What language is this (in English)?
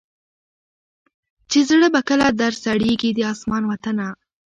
Pashto